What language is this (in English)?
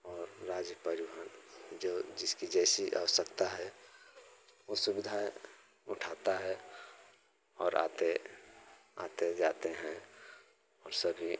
Hindi